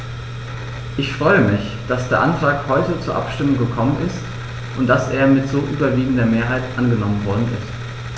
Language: German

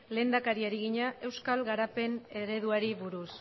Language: Basque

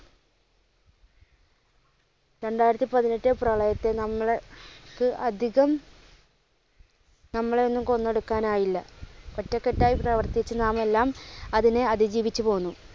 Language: Malayalam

